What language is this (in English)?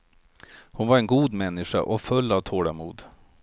Swedish